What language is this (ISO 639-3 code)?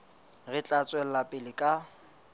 sot